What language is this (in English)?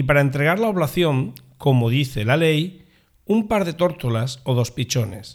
Spanish